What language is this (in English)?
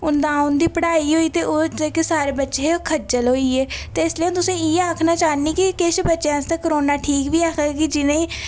Dogri